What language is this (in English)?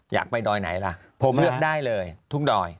Thai